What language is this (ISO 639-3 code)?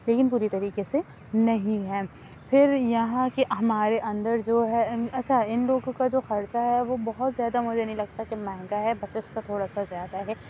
urd